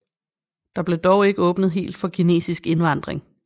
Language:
Danish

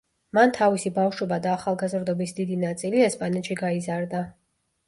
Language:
Georgian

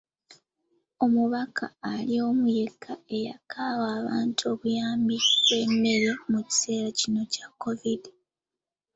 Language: Ganda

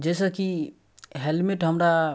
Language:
Maithili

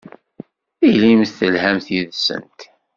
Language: Kabyle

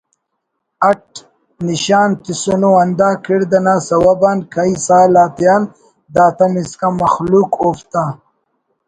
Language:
Brahui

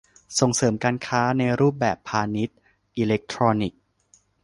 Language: Thai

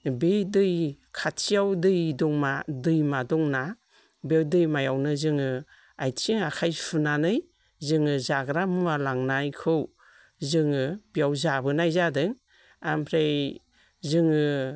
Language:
Bodo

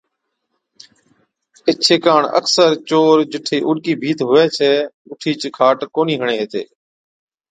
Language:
Od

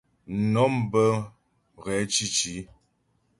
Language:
Ghomala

